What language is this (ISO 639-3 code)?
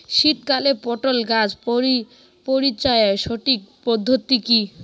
ben